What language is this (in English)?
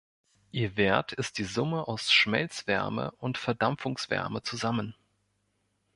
German